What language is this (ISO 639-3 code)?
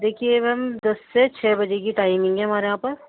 urd